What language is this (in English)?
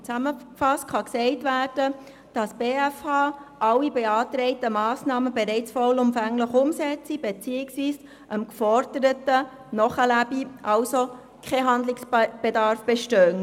Swiss German